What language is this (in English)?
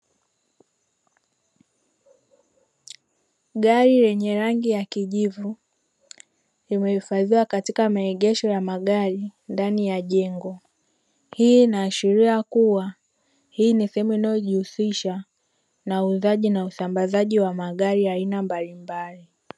Swahili